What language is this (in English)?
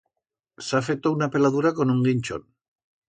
Aragonese